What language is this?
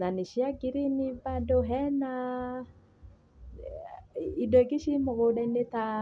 Kikuyu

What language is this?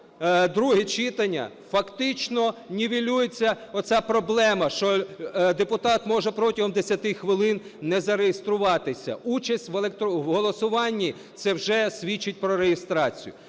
Ukrainian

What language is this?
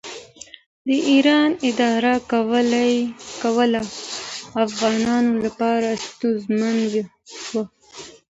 Pashto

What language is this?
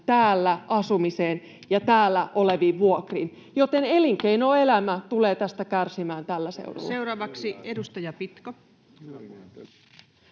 Finnish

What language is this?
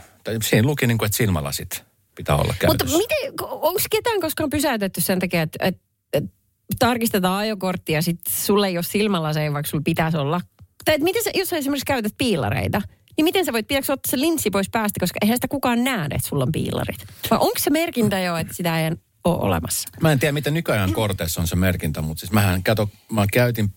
Finnish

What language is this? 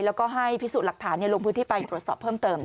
Thai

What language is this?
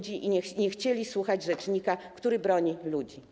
Polish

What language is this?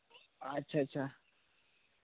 Santali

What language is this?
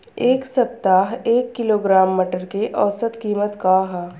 Bhojpuri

